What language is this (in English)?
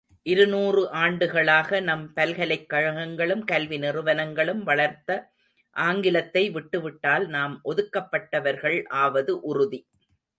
Tamil